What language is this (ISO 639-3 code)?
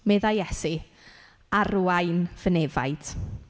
cym